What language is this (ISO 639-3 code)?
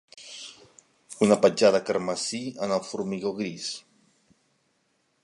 cat